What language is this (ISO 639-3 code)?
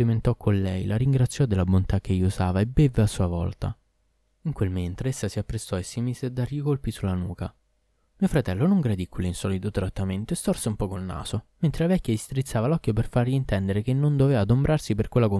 ita